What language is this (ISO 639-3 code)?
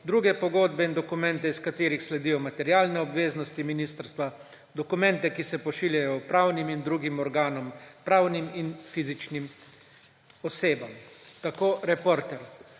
slv